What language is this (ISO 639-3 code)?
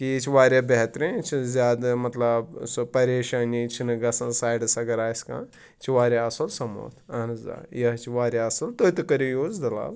kas